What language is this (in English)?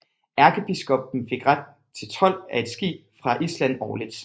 Danish